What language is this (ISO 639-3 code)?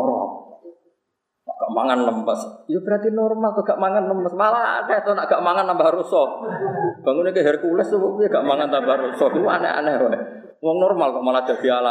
ind